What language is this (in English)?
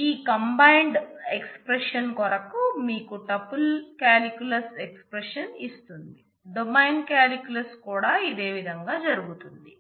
Telugu